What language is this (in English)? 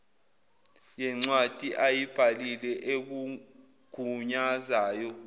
Zulu